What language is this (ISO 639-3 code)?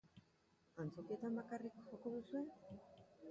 eus